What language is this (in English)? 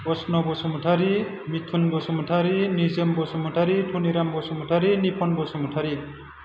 Bodo